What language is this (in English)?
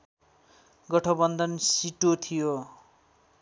Nepali